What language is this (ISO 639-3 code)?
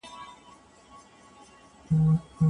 pus